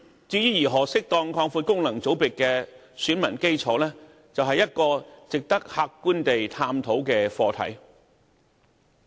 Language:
Cantonese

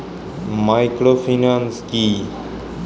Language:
Bangla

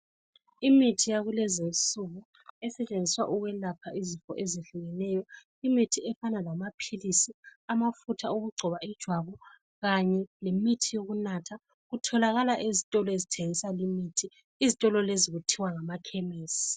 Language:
North Ndebele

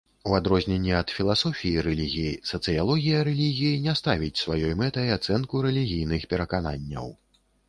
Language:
Belarusian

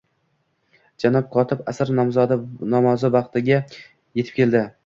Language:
Uzbek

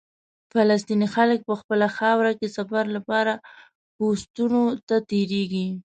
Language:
Pashto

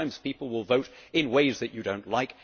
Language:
English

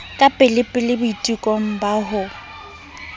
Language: Southern Sotho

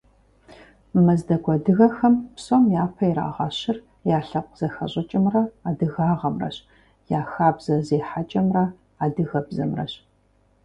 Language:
Kabardian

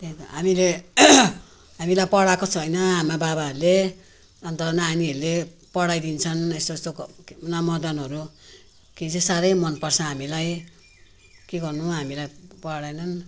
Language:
Nepali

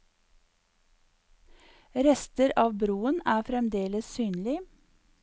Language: Norwegian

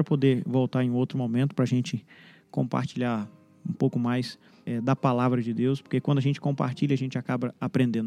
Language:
Portuguese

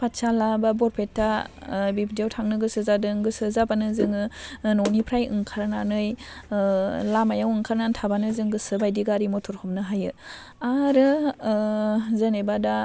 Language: Bodo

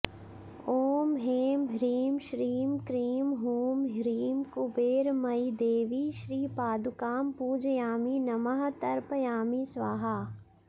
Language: Sanskrit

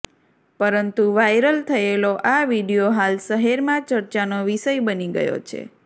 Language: Gujarati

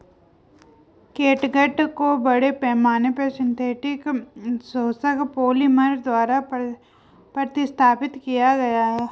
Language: Hindi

